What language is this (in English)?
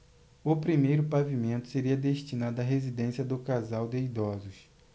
Portuguese